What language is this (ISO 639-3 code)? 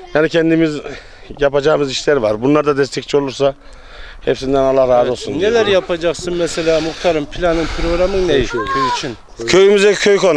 tur